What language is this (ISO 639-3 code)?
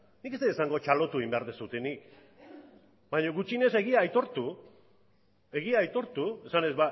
eus